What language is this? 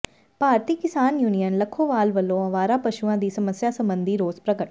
Punjabi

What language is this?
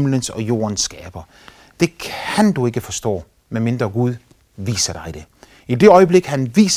Danish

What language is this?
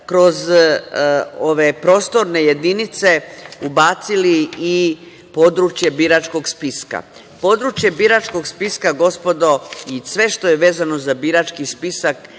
Serbian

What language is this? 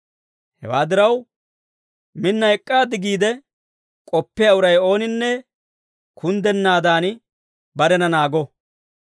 Dawro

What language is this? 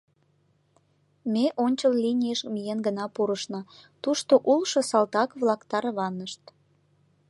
Mari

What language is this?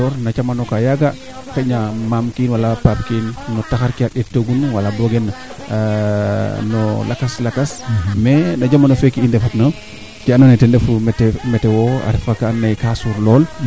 Serer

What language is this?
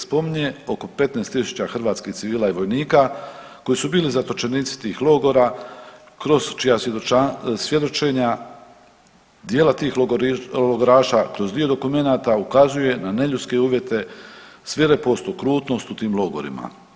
Croatian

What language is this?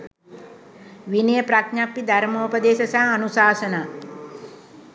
Sinhala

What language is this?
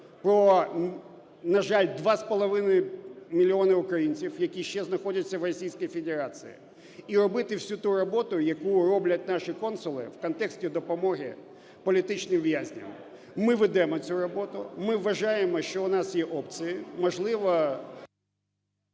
Ukrainian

